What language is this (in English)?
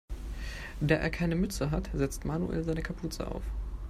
German